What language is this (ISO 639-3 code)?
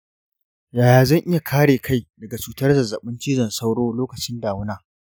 hau